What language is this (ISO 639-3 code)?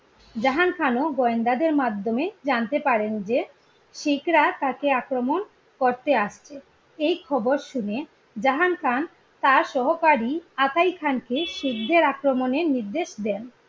ben